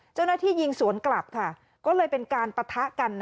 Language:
Thai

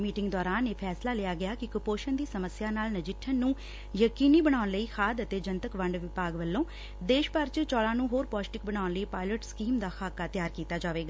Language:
Punjabi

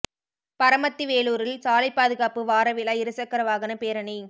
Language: Tamil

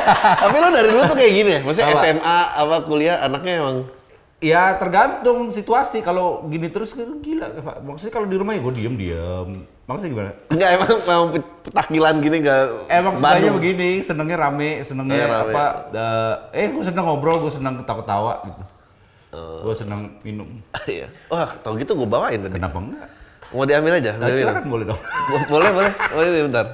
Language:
Indonesian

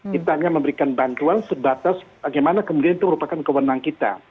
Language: Indonesian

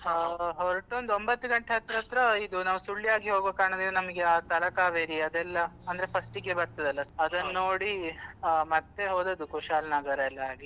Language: Kannada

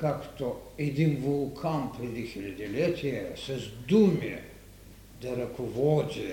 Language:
Bulgarian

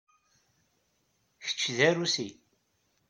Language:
Kabyle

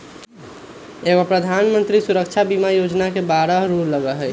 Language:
Magahi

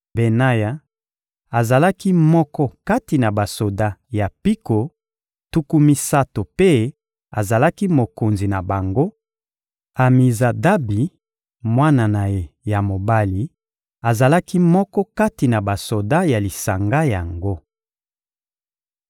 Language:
Lingala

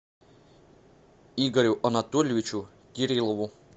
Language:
Russian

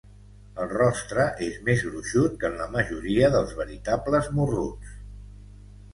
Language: Catalan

